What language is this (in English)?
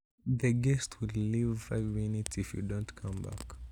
Kalenjin